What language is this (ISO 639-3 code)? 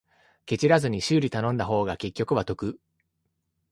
jpn